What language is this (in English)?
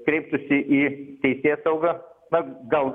Lithuanian